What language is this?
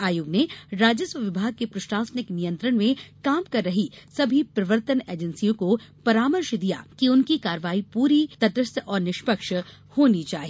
Hindi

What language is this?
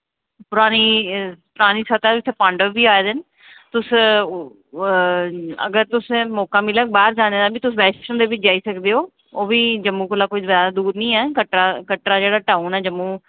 Dogri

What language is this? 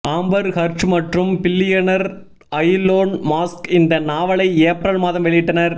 Tamil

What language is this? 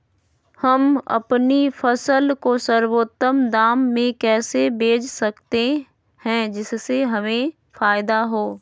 Magahi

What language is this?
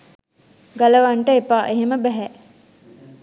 Sinhala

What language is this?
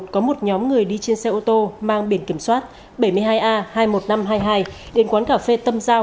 Vietnamese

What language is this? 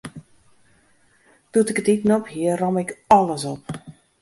Western Frisian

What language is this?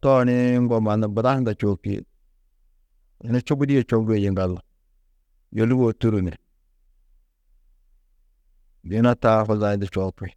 Tedaga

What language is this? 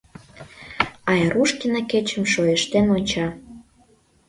Mari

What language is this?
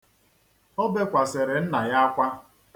Igbo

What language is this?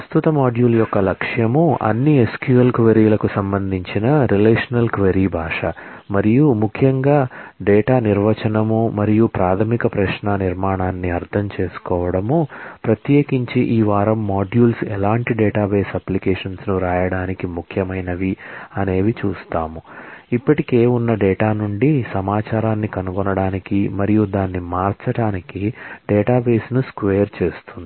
Telugu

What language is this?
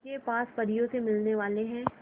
Hindi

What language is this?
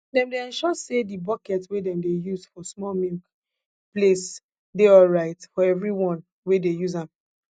Nigerian Pidgin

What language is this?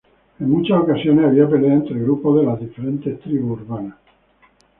Spanish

